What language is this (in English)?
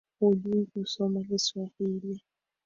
Swahili